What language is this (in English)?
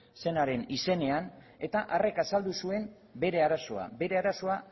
Basque